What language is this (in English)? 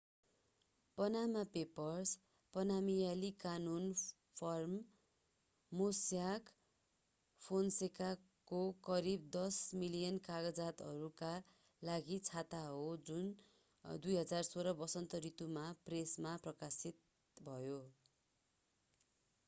Nepali